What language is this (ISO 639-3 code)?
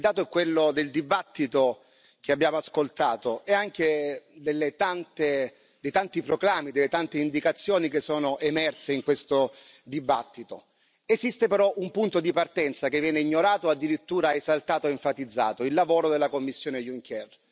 ita